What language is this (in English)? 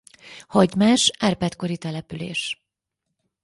Hungarian